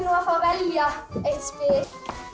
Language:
Icelandic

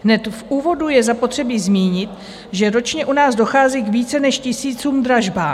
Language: Czech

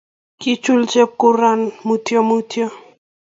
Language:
Kalenjin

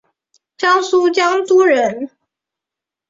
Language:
Chinese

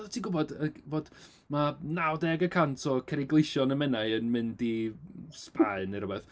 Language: Welsh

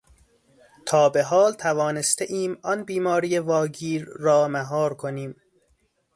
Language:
Persian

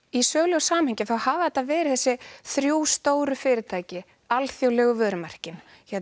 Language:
Icelandic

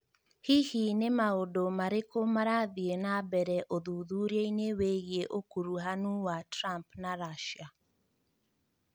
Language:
Kikuyu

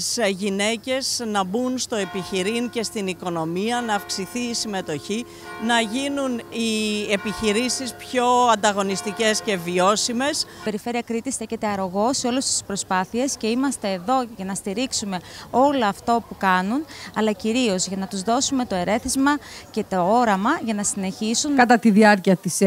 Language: Greek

